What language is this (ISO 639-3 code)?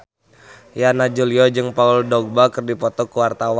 sun